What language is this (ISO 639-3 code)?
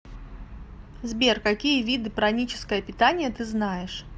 rus